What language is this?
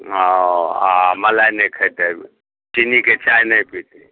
Maithili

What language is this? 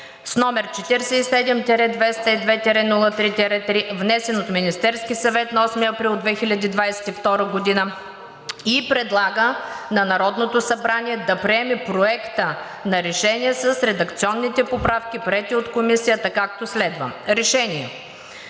Bulgarian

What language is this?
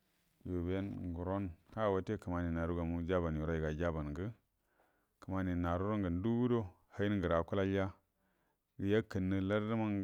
Buduma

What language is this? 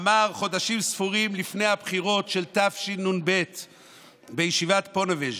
Hebrew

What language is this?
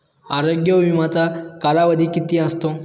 Marathi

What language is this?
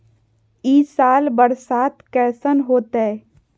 Magahi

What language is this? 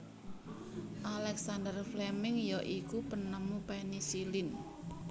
Javanese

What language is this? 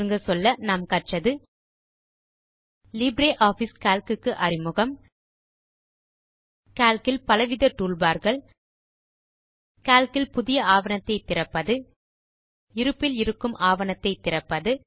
Tamil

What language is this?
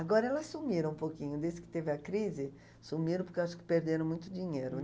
Portuguese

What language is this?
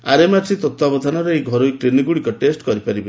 Odia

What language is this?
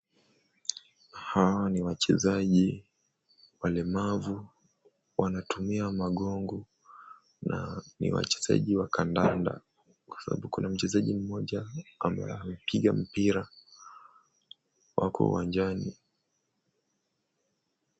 Swahili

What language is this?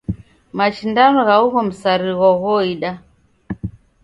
Taita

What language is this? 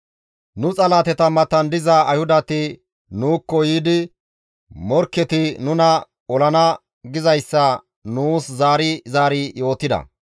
Gamo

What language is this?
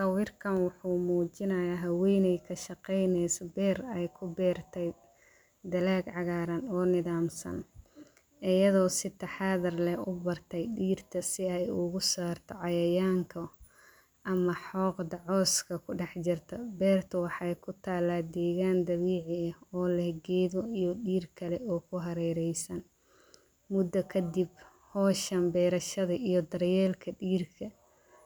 Somali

